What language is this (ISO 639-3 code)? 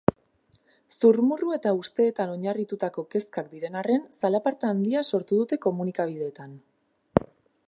eus